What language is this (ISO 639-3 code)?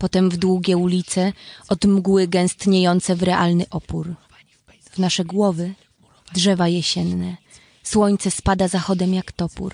pol